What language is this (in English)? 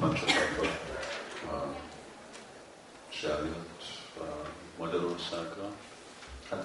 Hungarian